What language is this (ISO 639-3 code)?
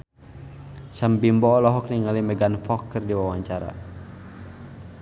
sun